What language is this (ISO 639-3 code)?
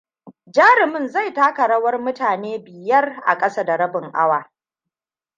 hau